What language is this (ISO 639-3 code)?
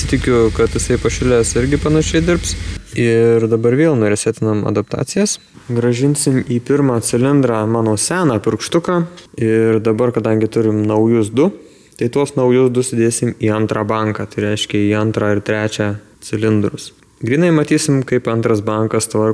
lit